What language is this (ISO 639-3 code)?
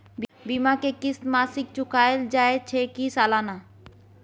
mai